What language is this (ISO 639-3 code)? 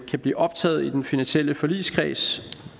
dan